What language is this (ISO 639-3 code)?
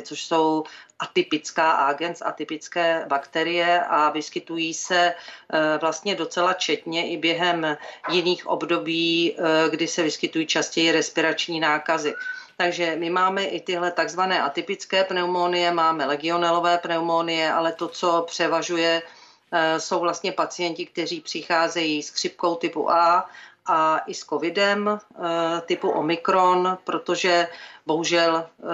ces